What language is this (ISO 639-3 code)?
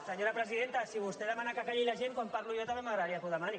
cat